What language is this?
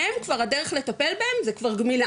Hebrew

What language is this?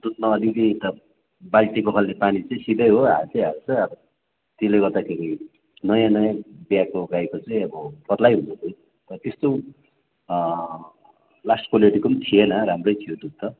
Nepali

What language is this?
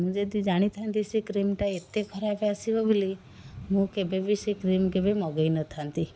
Odia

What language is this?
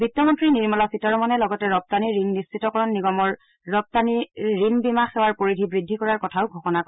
Assamese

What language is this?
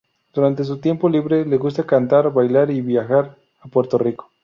Spanish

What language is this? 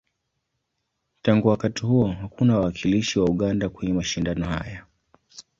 Swahili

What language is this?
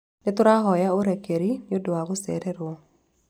Kikuyu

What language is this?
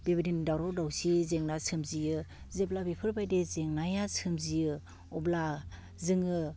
Bodo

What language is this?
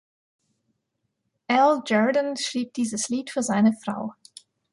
German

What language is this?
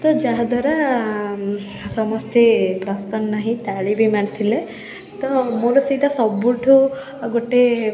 Odia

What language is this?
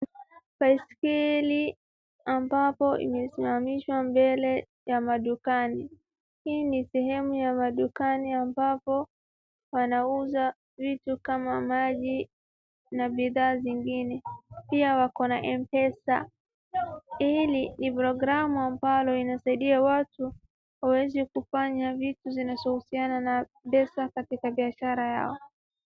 Swahili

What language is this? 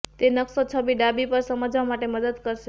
Gujarati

